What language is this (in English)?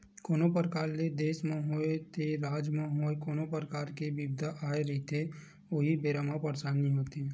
Chhattisgarhi